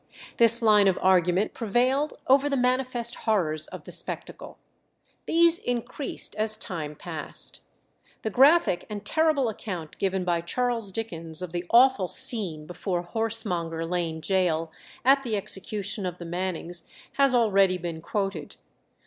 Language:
English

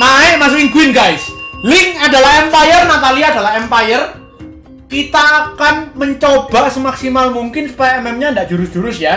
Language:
Indonesian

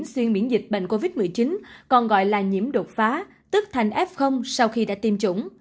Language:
Vietnamese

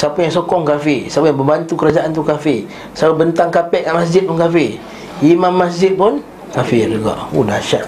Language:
Malay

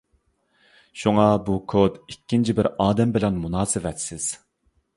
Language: Uyghur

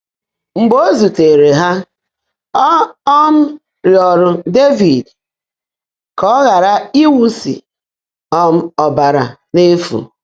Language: Igbo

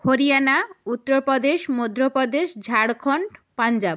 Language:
Bangla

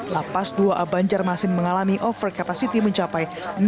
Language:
Indonesian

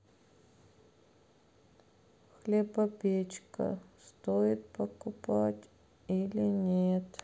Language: Russian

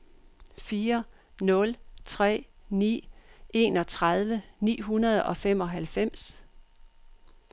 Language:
Danish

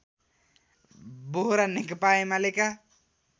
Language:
Nepali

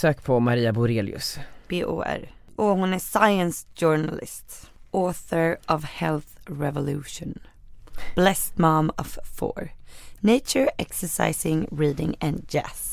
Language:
Swedish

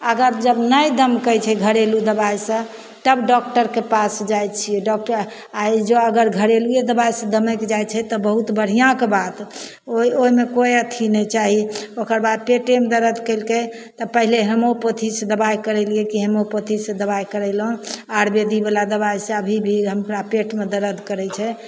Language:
Maithili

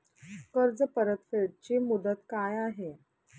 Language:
Marathi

